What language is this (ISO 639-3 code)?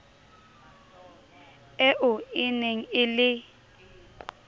sot